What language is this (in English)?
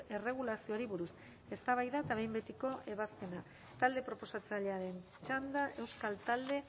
Basque